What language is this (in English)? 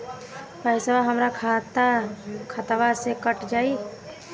Bhojpuri